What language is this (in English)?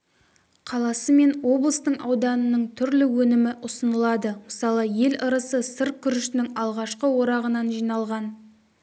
Kazakh